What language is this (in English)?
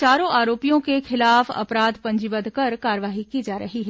Hindi